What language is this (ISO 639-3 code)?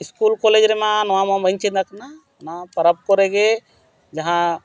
sat